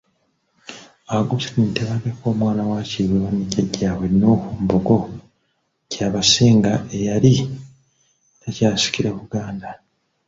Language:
Ganda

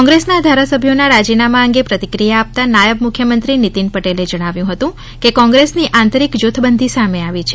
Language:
Gujarati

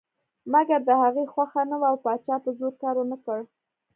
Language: Pashto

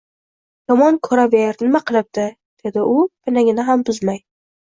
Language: Uzbek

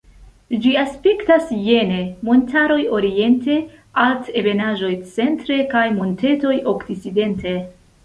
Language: Esperanto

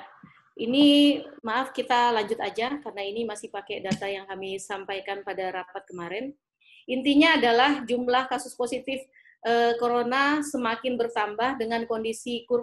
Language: Indonesian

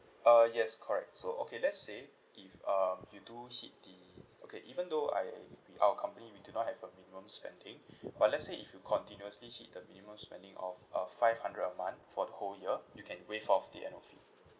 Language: English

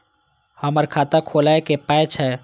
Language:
Maithili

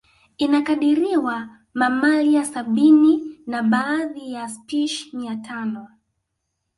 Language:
Swahili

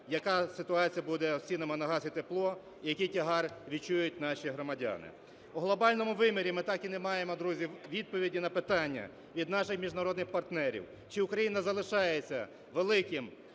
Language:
Ukrainian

